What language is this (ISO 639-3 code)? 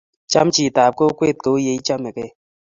kln